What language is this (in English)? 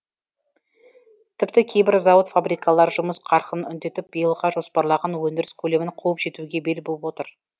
Kazakh